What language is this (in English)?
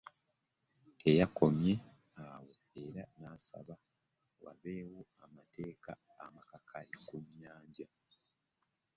Ganda